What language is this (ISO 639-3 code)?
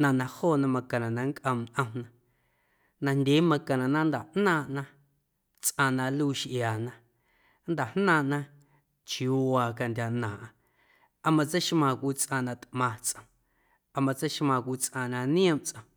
amu